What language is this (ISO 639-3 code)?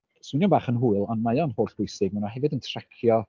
cym